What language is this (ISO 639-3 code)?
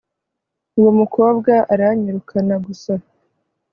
kin